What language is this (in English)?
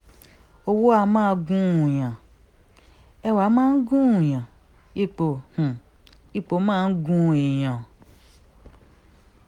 Yoruba